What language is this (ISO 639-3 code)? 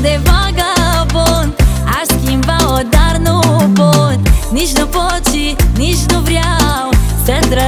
ron